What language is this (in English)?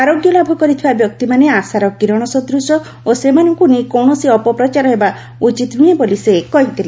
Odia